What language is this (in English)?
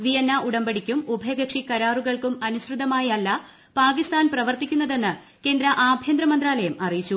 Malayalam